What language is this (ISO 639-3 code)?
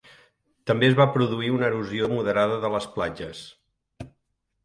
cat